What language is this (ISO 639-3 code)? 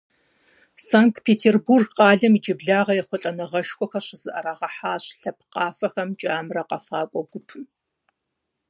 kbd